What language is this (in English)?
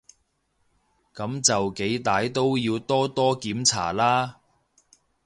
Cantonese